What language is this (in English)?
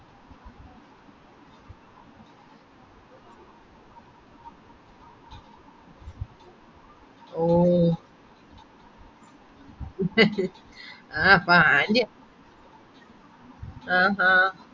Malayalam